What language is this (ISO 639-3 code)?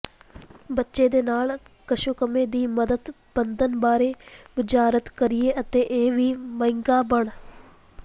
pan